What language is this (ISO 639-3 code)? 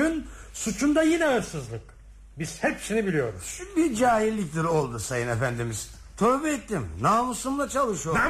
tur